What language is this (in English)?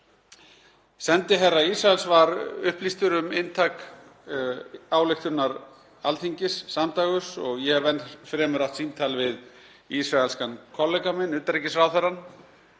Icelandic